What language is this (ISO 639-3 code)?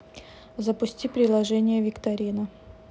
rus